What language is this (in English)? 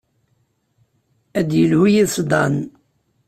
Kabyle